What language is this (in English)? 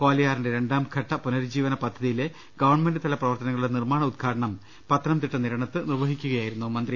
Malayalam